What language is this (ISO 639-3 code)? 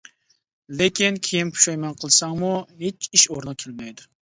uig